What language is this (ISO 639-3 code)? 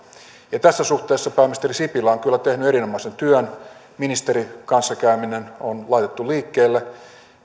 fin